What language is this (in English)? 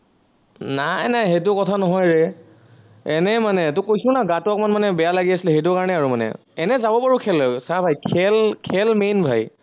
Assamese